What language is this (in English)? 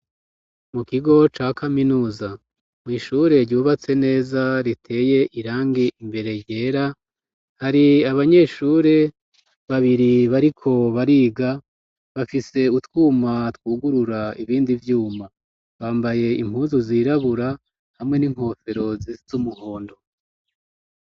Rundi